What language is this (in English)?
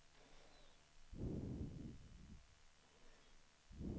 Swedish